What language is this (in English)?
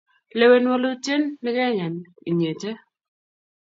Kalenjin